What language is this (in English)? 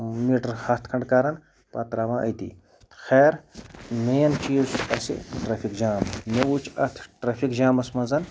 Kashmiri